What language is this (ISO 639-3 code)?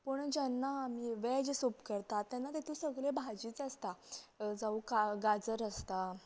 kok